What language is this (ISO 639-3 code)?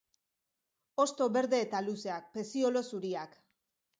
eus